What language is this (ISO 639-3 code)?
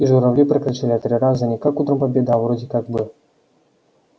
rus